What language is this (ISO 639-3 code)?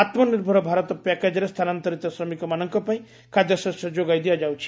ori